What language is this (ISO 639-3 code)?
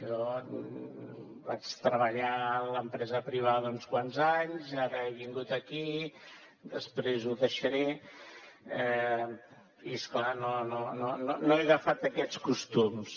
cat